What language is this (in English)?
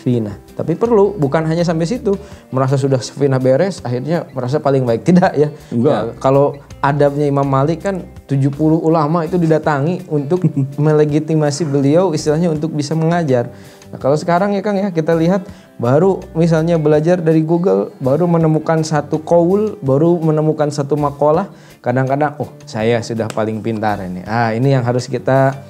Indonesian